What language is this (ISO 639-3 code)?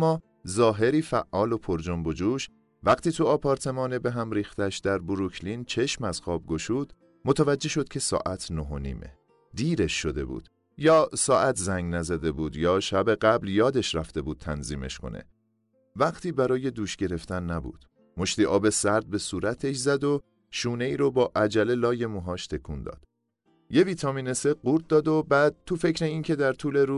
fas